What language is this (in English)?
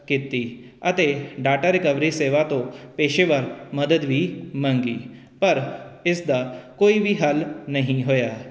Punjabi